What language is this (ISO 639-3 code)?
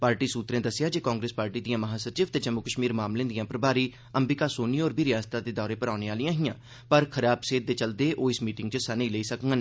doi